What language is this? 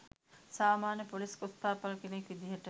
Sinhala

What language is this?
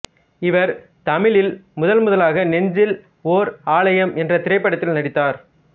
Tamil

